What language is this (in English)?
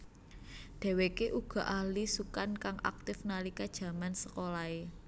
Javanese